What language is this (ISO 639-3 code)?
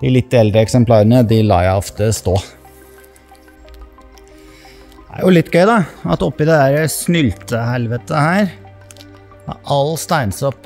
nor